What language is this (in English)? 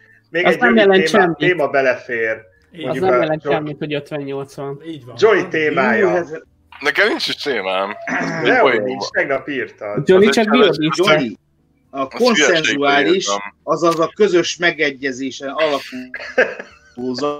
Hungarian